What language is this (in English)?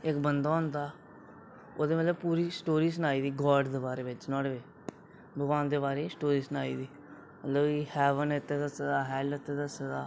Dogri